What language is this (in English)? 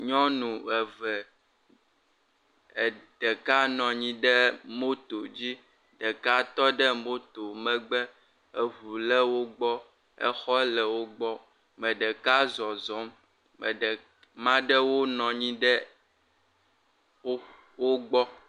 Ewe